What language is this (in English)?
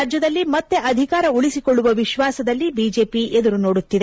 Kannada